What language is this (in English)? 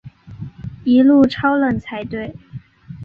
Chinese